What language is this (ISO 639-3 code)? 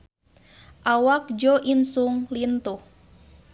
sun